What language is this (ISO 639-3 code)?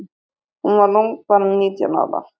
isl